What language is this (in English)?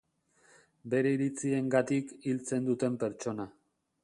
Basque